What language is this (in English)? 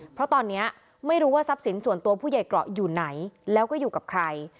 Thai